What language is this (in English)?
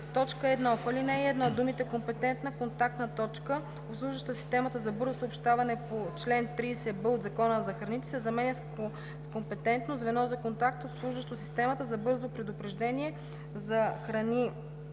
Bulgarian